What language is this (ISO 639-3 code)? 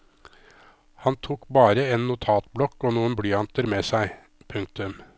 nor